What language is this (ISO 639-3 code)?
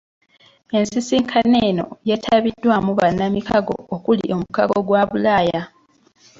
lug